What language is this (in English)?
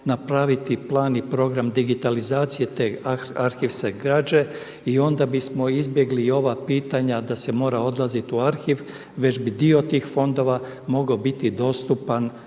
Croatian